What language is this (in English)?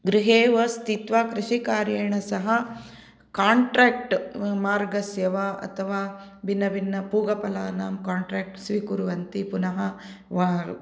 Sanskrit